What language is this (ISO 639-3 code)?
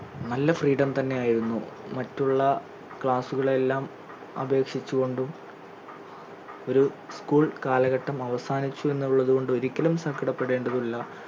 mal